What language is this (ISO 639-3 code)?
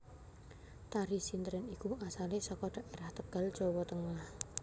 jav